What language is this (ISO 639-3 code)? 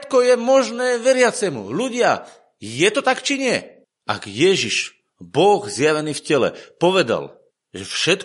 slk